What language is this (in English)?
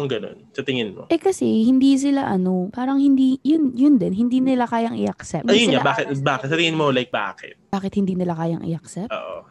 Filipino